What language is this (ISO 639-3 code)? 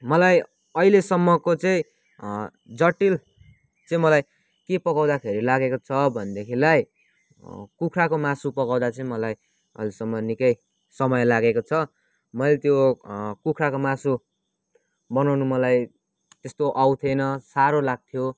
nep